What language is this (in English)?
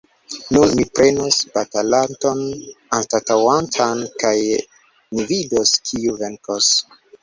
Esperanto